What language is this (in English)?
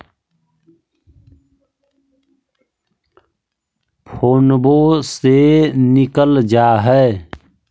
Magahi